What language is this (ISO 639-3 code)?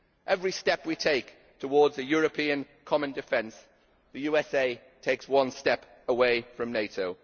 eng